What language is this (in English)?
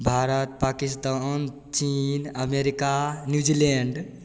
Maithili